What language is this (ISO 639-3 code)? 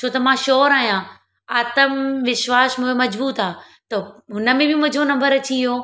snd